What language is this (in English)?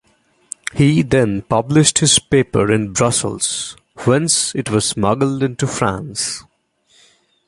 English